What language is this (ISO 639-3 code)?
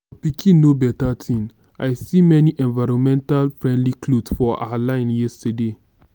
pcm